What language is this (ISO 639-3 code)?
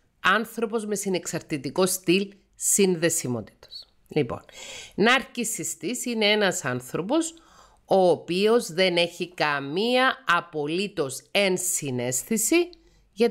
ell